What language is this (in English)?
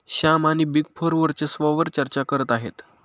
Marathi